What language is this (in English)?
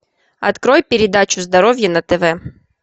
Russian